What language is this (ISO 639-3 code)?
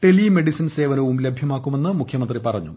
mal